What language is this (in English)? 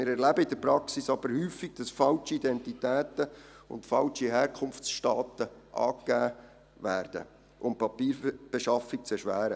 Swiss German